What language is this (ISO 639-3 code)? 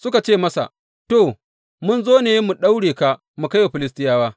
hau